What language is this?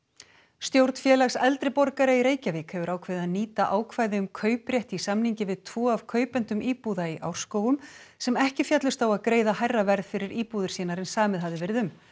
Icelandic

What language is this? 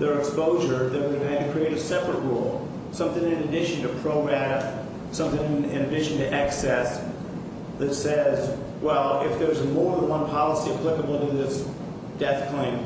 English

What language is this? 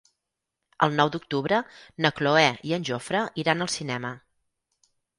Catalan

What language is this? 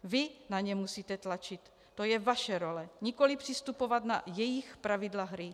Czech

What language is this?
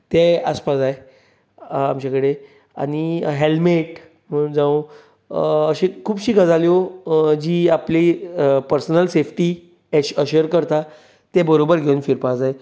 Konkani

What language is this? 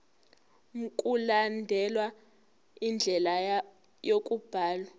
Zulu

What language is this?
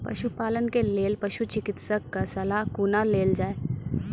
Maithili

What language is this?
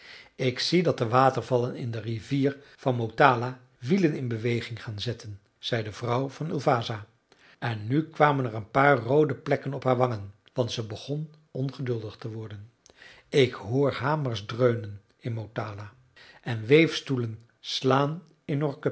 Dutch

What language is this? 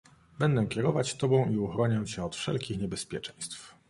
Polish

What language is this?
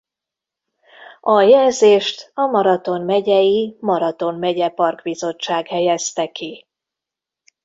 Hungarian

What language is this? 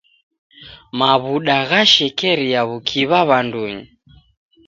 Taita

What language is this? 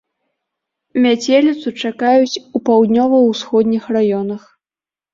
Belarusian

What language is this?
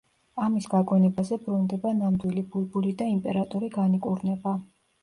Georgian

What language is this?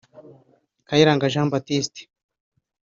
Kinyarwanda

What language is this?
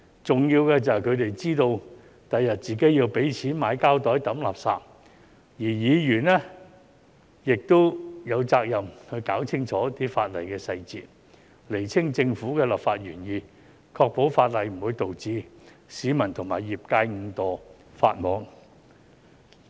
Cantonese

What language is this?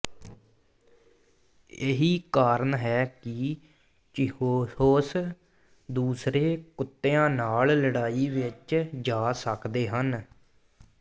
Punjabi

